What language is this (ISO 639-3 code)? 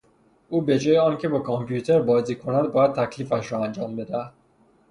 fas